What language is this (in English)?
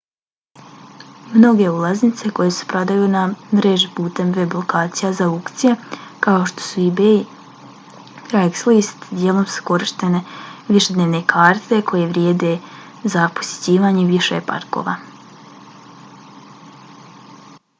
Bosnian